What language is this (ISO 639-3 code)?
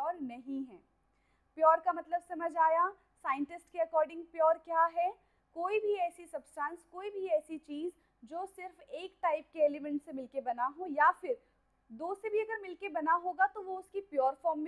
hin